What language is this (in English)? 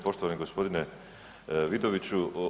Croatian